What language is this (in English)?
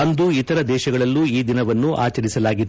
Kannada